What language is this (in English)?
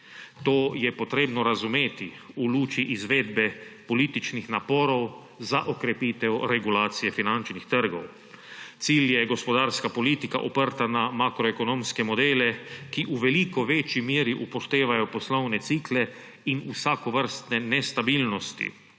Slovenian